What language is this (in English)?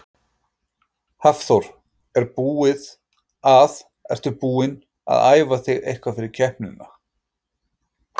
Icelandic